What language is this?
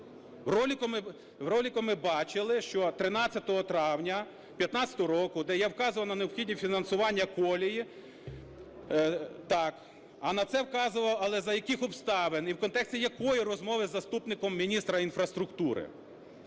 Ukrainian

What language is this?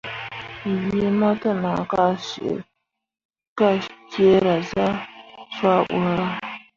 Mundang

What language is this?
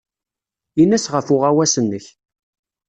Kabyle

